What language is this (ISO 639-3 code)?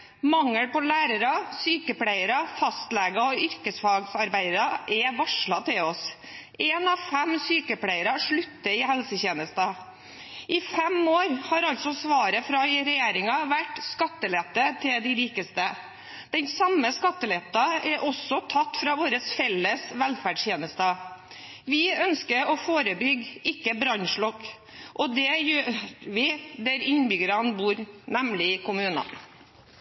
nob